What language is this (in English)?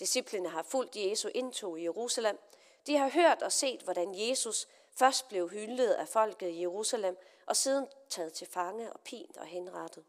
Danish